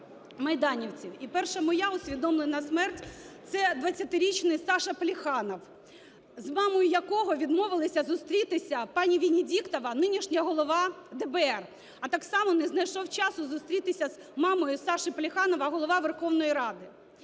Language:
Ukrainian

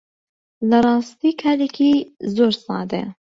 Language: Central Kurdish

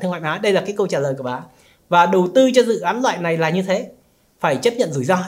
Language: Vietnamese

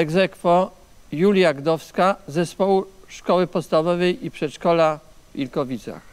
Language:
Polish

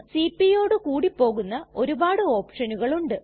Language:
Malayalam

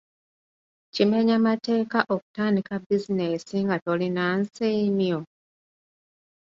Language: Ganda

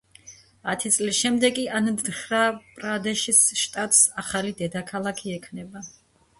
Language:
Georgian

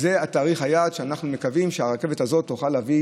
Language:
Hebrew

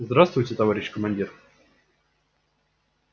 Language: Russian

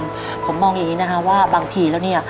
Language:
Thai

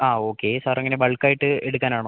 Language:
Malayalam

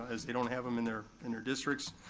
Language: English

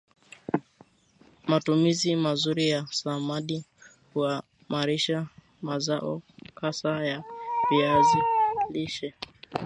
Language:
Swahili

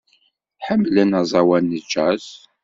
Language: Kabyle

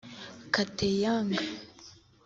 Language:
Kinyarwanda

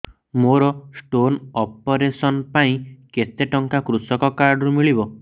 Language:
Odia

